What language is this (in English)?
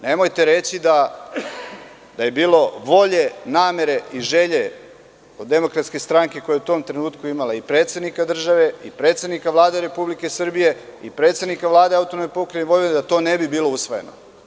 Serbian